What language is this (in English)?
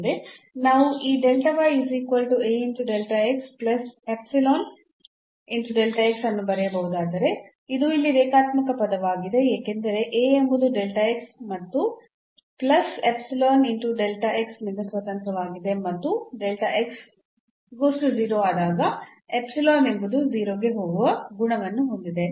Kannada